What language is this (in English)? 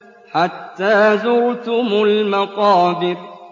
Arabic